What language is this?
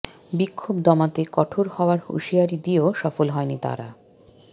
Bangla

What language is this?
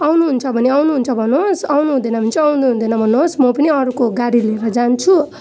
Nepali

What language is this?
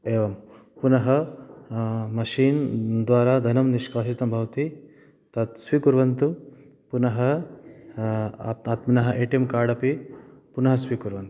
Sanskrit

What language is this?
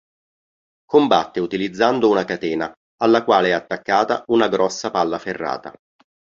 Italian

